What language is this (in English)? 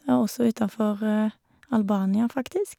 Norwegian